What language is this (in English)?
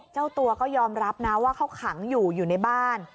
Thai